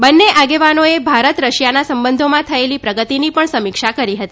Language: Gujarati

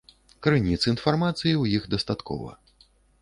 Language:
Belarusian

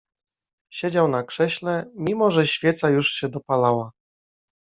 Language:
Polish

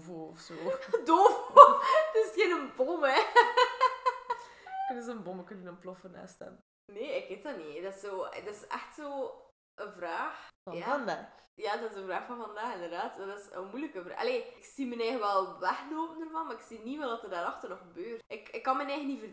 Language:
Dutch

